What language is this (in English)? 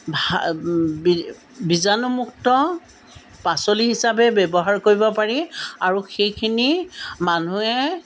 Assamese